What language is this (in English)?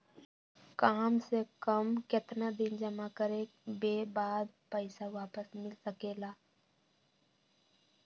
Magahi